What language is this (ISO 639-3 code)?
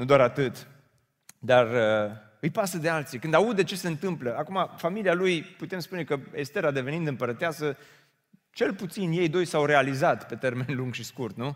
ron